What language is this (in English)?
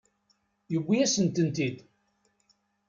Kabyle